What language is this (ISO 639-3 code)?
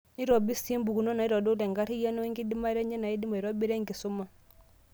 mas